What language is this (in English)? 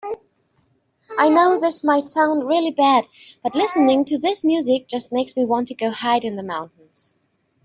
English